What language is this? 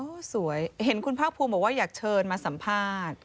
Thai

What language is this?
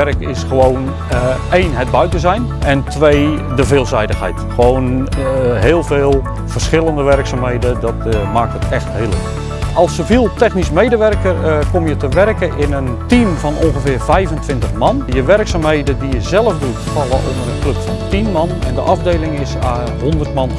Dutch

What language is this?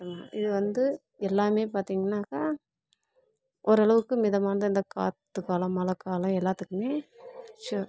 Tamil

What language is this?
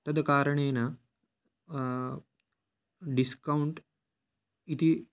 Sanskrit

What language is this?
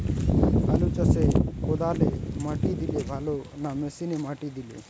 Bangla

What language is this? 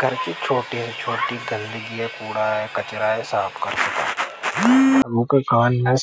Hadothi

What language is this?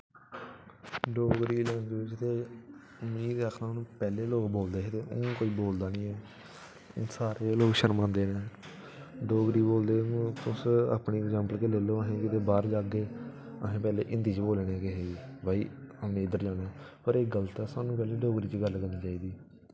Dogri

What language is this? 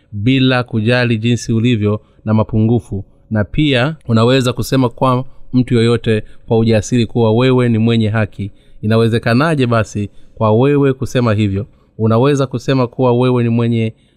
Swahili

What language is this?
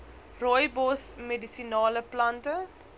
Afrikaans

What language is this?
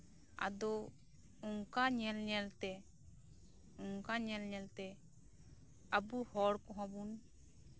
Santali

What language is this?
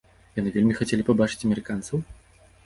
Belarusian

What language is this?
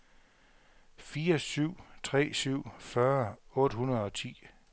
Danish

